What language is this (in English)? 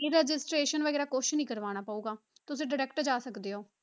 Punjabi